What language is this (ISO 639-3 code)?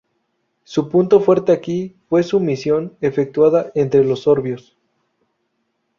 spa